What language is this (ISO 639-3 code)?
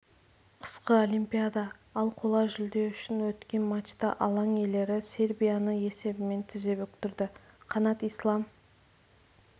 kaz